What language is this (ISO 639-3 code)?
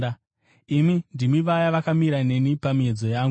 sna